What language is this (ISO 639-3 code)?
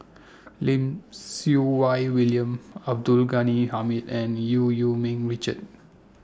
eng